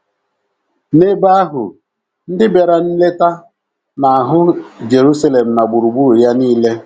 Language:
Igbo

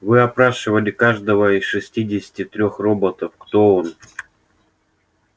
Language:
Russian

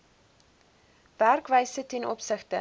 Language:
Afrikaans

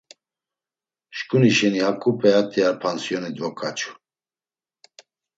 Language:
Laz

